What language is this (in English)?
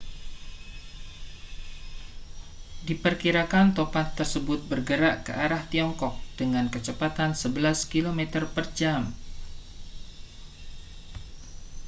Indonesian